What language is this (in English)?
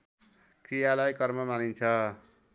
Nepali